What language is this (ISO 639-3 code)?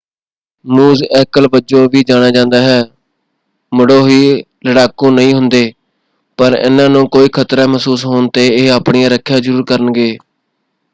pan